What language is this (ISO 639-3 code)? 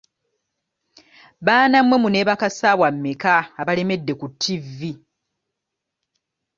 lug